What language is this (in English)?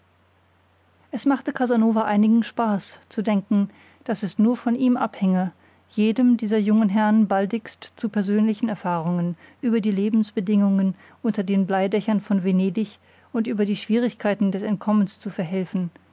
German